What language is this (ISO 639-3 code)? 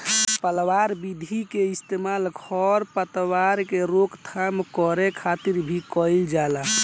bho